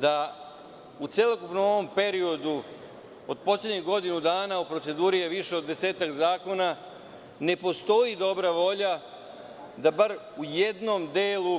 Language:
Serbian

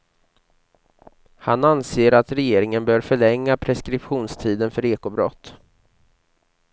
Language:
Swedish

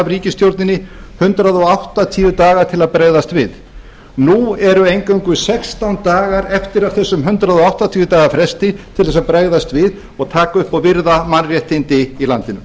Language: Icelandic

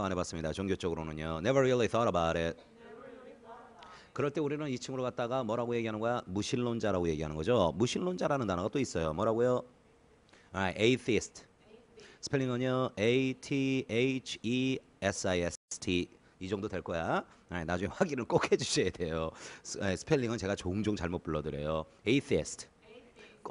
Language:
Korean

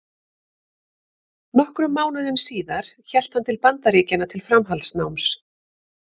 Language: Icelandic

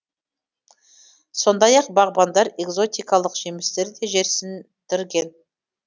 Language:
Kazakh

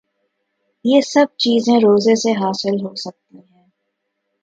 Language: Urdu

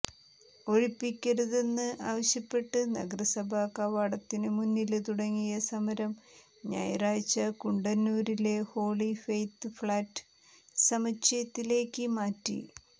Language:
Malayalam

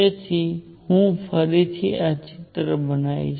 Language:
Gujarati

